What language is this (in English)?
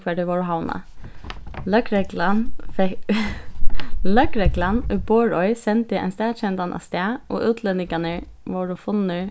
Faroese